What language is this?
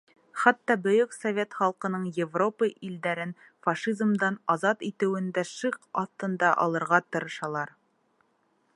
Bashkir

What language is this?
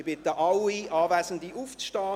Swiss German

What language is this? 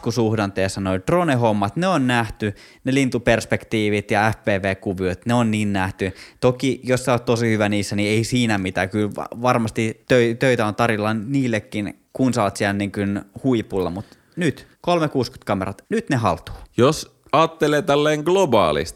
Finnish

